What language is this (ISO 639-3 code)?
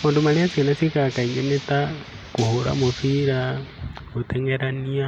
kik